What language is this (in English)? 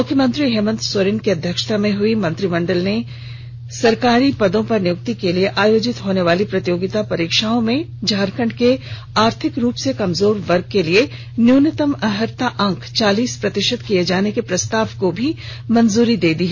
Hindi